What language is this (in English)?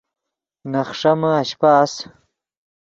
Yidgha